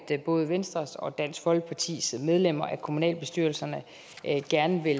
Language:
Danish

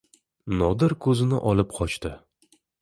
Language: Uzbek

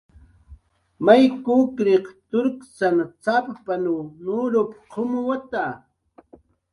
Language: Jaqaru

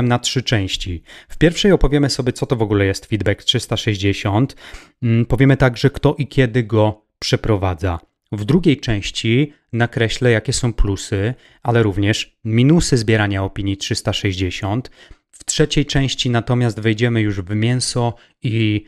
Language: Polish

